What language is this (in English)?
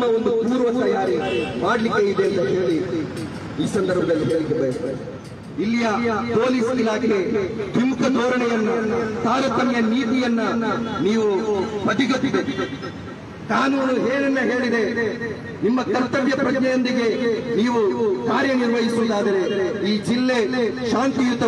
Hindi